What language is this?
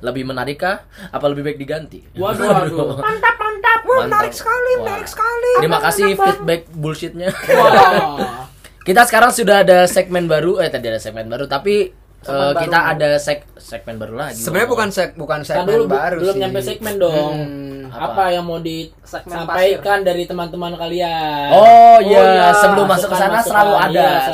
Indonesian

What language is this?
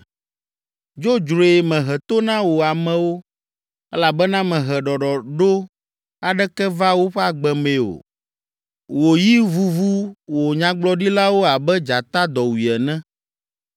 Ewe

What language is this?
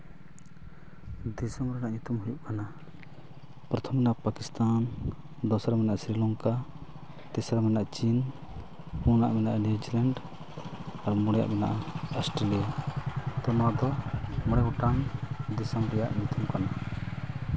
Santali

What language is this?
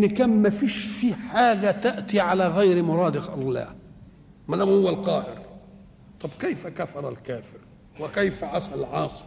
Arabic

